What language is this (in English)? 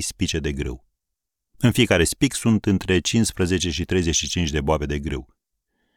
Romanian